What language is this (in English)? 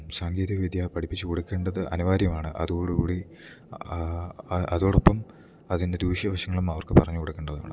Malayalam